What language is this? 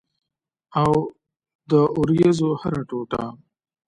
Pashto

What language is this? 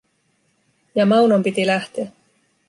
Finnish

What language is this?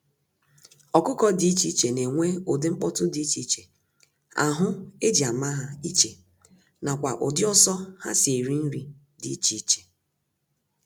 Igbo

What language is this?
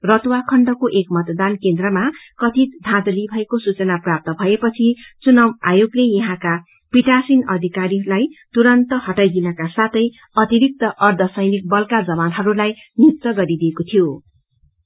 Nepali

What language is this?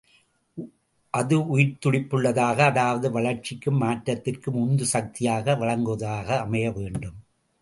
Tamil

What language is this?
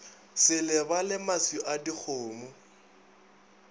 Northern Sotho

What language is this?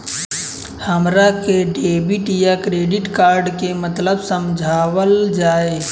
Bhojpuri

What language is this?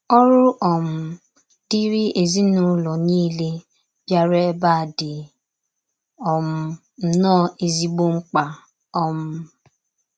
Igbo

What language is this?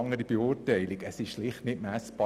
Swiss German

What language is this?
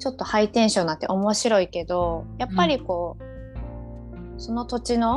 Japanese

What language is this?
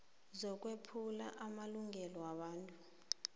South Ndebele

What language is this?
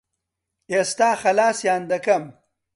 Central Kurdish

